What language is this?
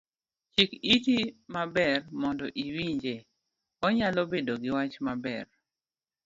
Luo (Kenya and Tanzania)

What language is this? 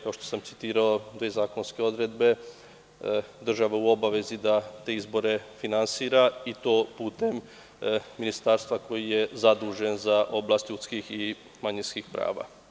Serbian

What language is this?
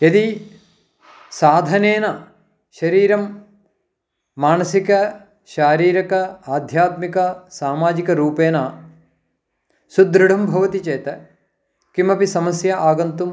Sanskrit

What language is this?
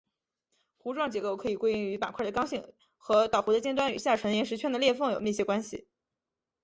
Chinese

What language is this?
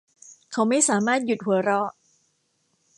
Thai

